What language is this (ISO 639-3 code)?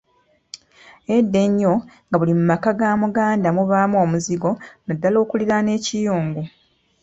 lug